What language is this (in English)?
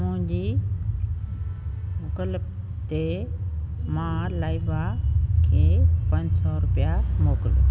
Sindhi